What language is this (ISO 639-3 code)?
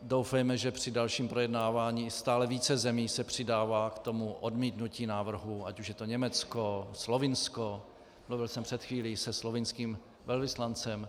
ces